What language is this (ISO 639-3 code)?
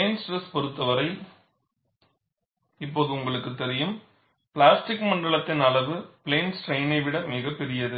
tam